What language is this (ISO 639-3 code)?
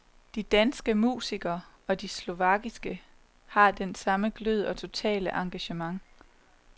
dan